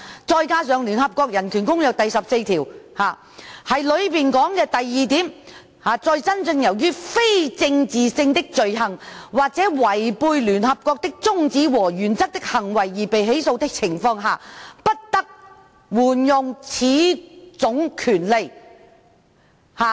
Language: Cantonese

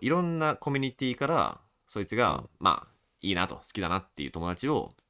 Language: Japanese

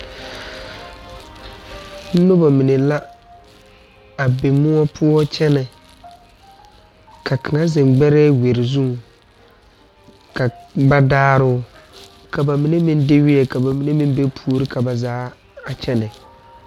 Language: Southern Dagaare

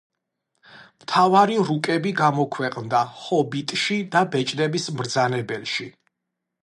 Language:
Georgian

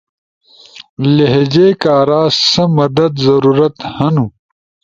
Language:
Ushojo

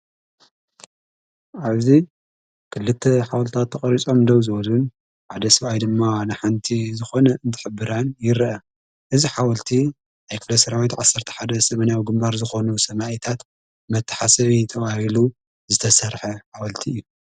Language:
Tigrinya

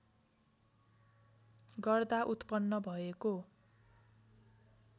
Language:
Nepali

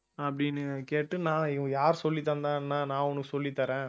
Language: Tamil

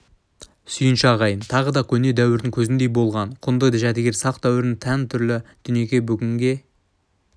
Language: Kazakh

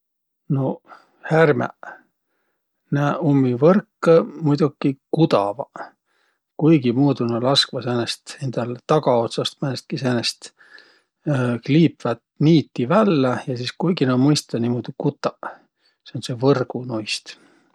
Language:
Võro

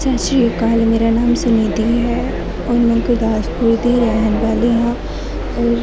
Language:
Punjabi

